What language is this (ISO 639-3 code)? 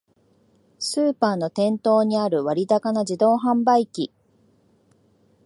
jpn